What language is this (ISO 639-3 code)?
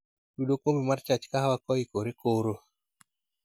luo